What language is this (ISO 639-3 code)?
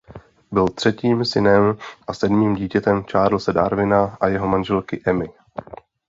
ces